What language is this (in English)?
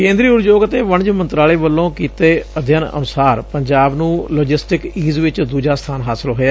Punjabi